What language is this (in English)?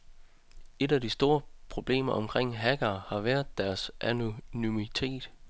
Danish